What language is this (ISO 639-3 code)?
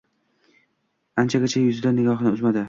uzb